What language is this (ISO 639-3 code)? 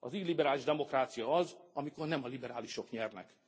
hun